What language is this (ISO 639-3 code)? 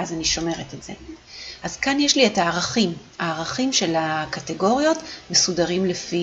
heb